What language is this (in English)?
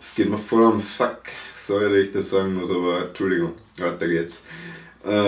German